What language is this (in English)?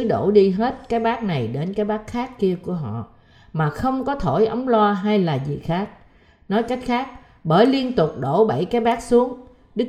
Vietnamese